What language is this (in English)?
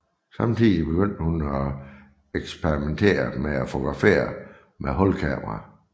Danish